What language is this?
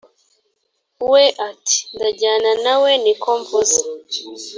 Kinyarwanda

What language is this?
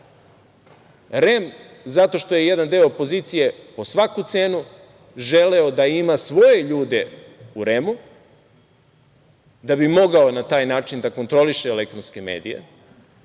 Serbian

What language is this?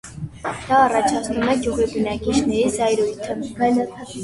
Armenian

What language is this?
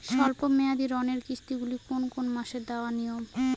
Bangla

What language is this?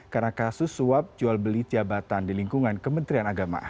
Indonesian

